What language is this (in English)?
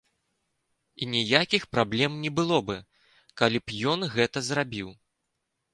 Belarusian